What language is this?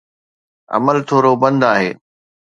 Sindhi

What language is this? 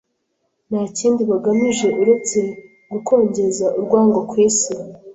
Kinyarwanda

